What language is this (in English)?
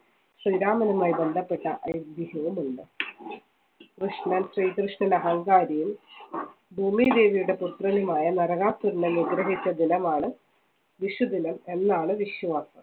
Malayalam